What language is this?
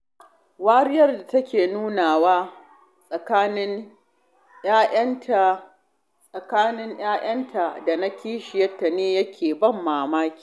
Hausa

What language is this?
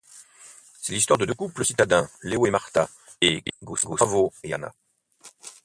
French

